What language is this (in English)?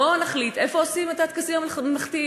Hebrew